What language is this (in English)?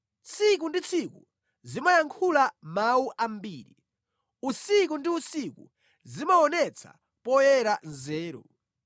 Nyanja